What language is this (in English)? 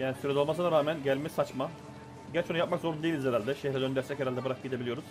Turkish